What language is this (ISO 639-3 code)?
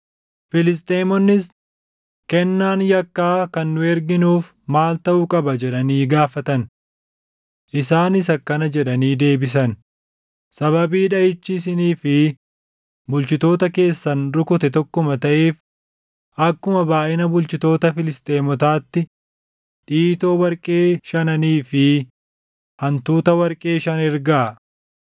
orm